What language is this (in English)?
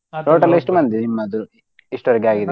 Kannada